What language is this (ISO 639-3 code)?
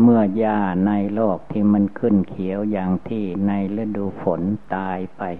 tha